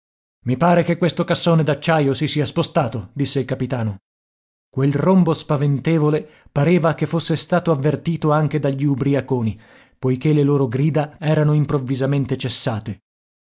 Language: Italian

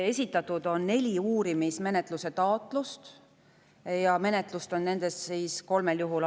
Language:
Estonian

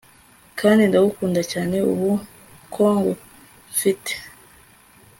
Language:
Kinyarwanda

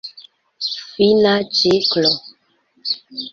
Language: Esperanto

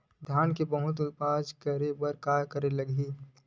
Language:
Chhattisgarhi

